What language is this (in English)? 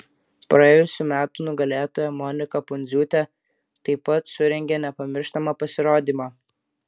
Lithuanian